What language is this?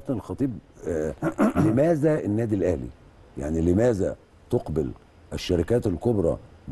Arabic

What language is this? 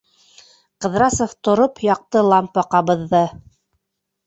Bashkir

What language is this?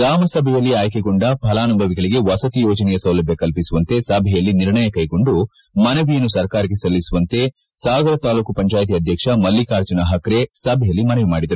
Kannada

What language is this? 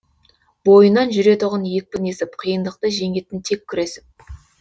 Kazakh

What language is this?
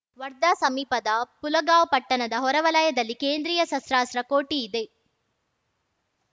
Kannada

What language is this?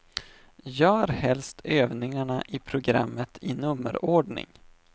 Swedish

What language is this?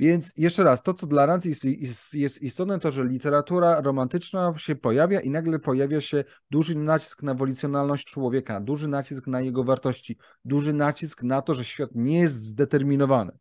Polish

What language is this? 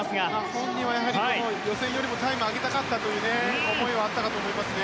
Japanese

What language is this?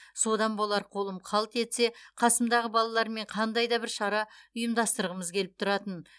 Kazakh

